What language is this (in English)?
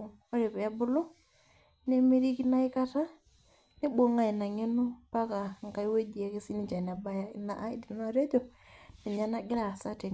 Masai